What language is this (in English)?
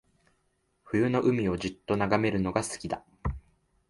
Japanese